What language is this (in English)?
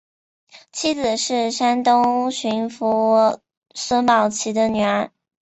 Chinese